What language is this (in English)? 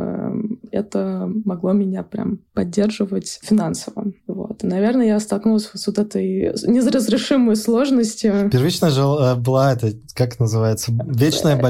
Russian